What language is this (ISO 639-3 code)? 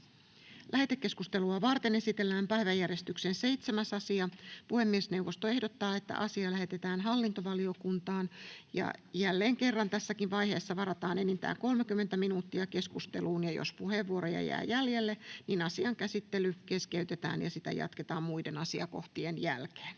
fin